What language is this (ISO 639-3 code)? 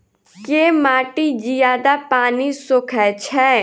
mai